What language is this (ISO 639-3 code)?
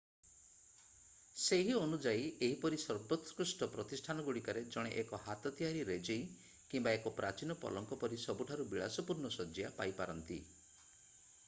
ori